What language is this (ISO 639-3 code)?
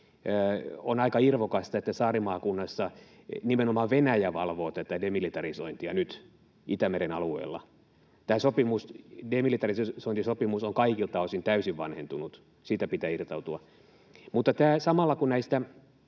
fin